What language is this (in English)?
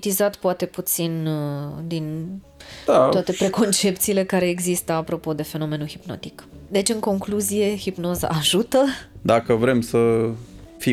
Romanian